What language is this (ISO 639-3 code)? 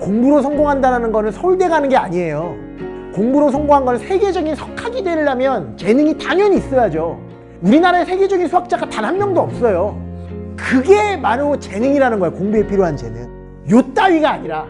kor